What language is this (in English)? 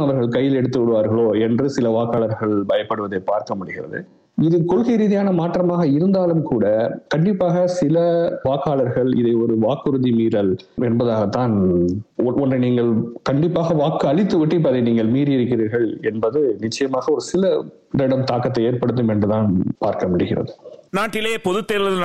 Tamil